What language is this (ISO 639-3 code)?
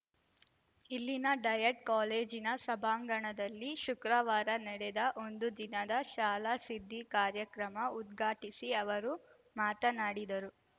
kan